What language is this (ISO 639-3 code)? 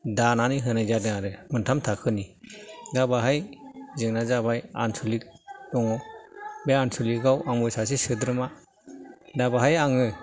brx